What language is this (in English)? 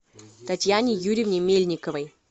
Russian